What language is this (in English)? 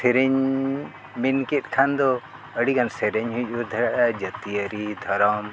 Santali